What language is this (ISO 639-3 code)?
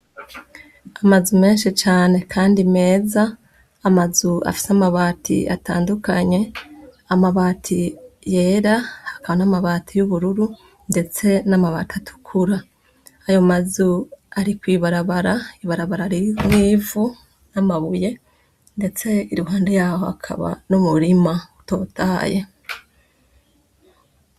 run